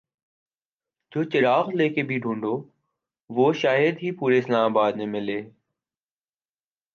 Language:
Urdu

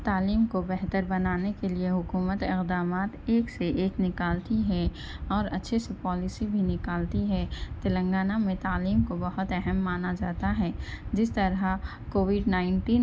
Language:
Urdu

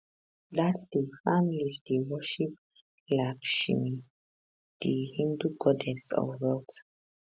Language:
Nigerian Pidgin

